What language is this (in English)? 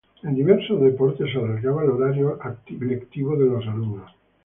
Spanish